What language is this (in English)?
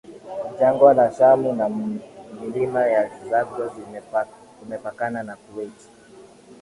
Swahili